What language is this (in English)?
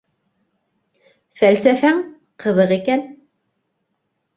Bashkir